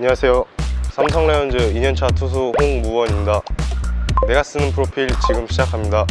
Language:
Korean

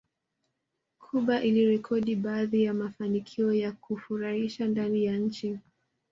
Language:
Swahili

